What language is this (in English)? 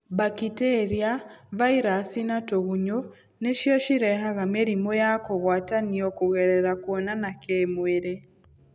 Kikuyu